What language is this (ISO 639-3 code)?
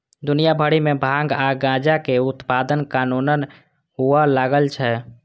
mai